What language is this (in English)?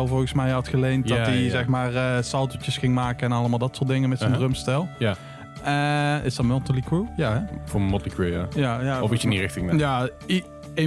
Dutch